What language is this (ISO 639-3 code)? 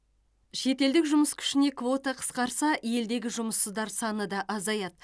kaz